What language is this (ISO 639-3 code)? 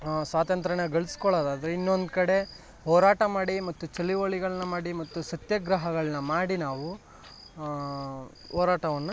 kan